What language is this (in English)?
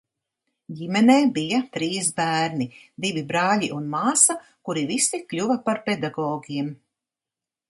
Latvian